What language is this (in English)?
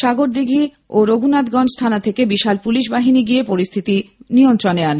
Bangla